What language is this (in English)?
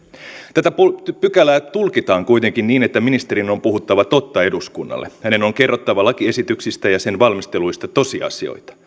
Finnish